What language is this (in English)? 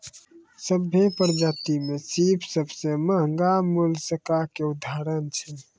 Maithili